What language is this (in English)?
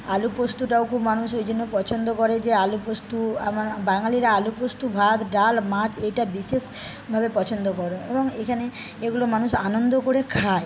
Bangla